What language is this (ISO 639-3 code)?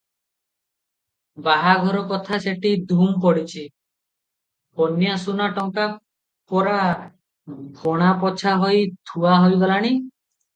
ori